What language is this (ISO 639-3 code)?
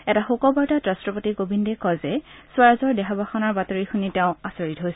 asm